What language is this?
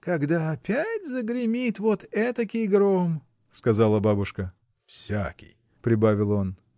Russian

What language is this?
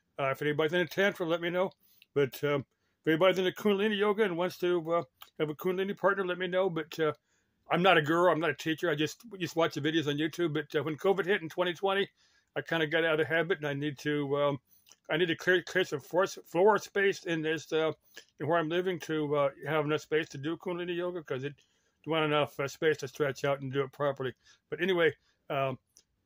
English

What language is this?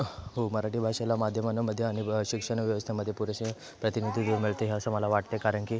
Marathi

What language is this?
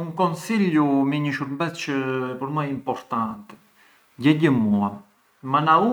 Arbëreshë Albanian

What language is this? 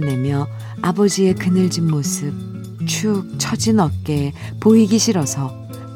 Korean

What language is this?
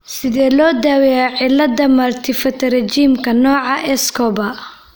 Somali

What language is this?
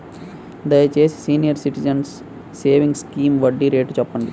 Telugu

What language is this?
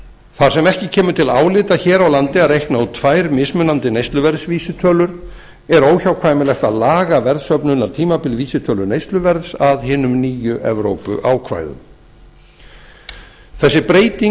Icelandic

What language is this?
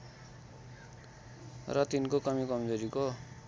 Nepali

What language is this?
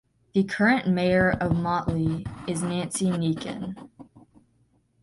English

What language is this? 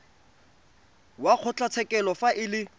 Tswana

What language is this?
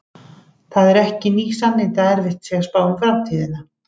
Icelandic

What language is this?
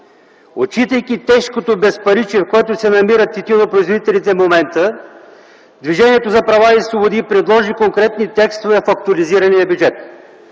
Bulgarian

